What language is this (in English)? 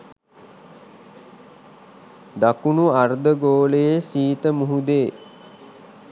Sinhala